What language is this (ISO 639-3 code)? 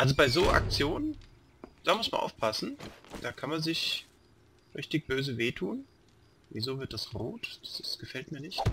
deu